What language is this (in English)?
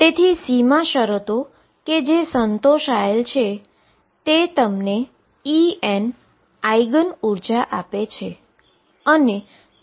Gujarati